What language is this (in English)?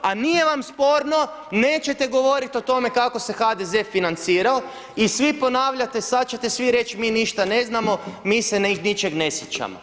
Croatian